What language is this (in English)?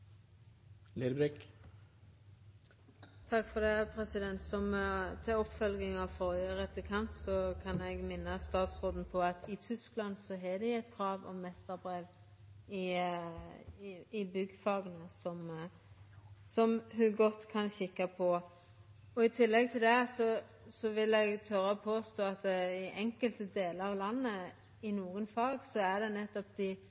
Norwegian Nynorsk